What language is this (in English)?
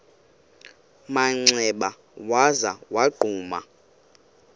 Xhosa